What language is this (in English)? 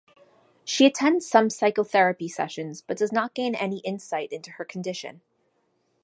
English